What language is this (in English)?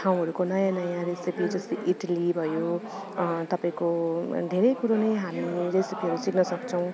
Nepali